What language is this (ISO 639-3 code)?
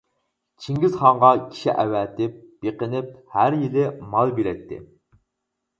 uig